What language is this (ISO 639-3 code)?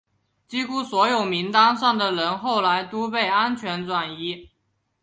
zho